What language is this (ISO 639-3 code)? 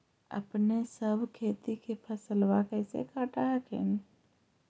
mag